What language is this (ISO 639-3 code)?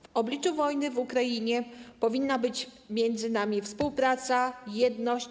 pol